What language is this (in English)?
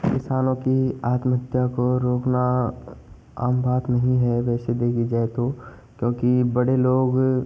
Hindi